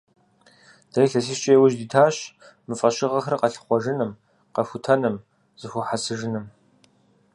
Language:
Kabardian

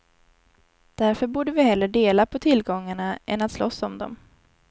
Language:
Swedish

